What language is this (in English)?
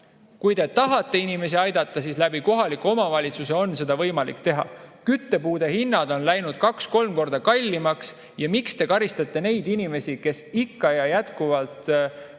Estonian